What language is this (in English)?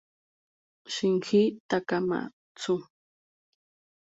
Spanish